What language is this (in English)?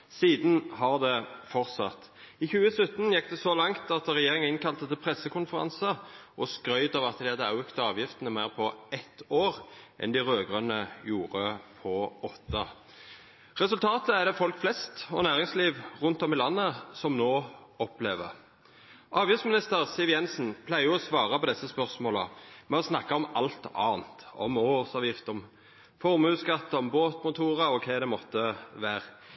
Norwegian Nynorsk